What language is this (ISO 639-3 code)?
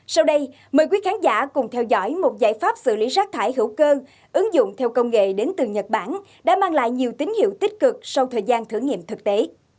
vie